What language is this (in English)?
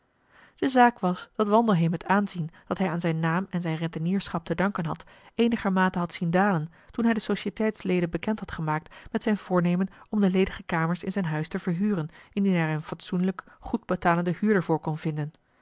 Dutch